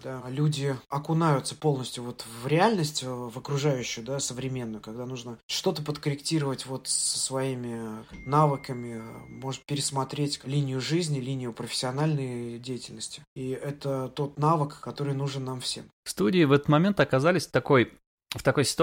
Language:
Russian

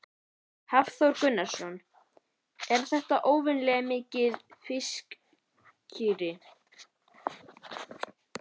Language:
Icelandic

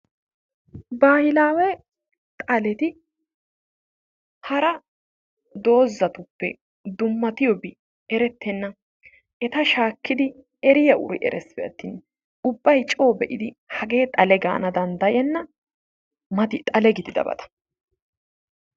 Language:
Wolaytta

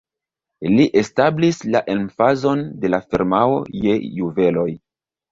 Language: Esperanto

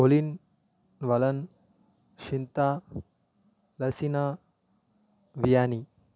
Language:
Tamil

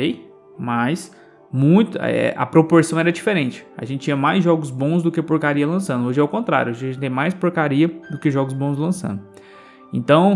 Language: Portuguese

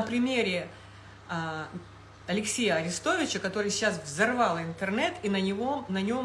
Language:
Russian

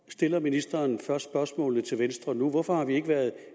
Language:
Danish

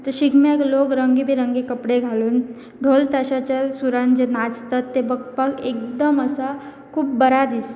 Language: Konkani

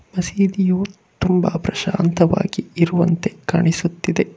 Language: Kannada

